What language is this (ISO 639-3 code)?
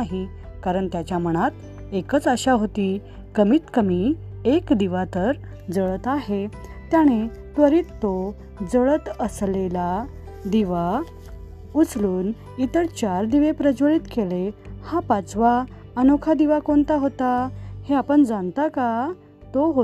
mar